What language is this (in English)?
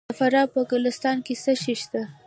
Pashto